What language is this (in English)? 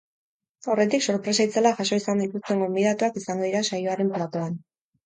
Basque